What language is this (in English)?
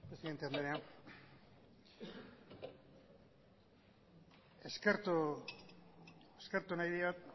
Basque